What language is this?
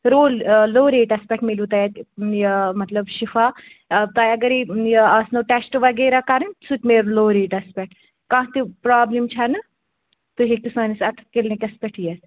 Kashmiri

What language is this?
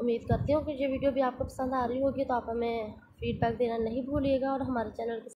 Hindi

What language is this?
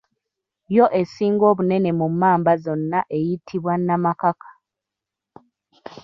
Ganda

